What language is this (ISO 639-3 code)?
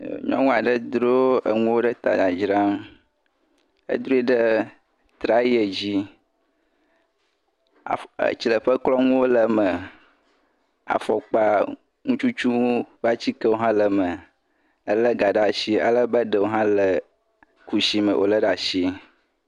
ewe